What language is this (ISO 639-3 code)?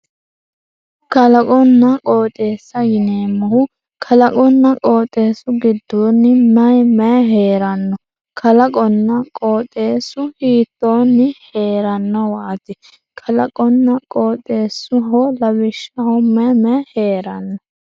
sid